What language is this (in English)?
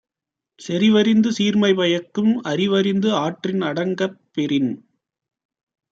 Tamil